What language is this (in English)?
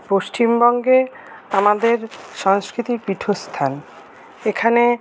Bangla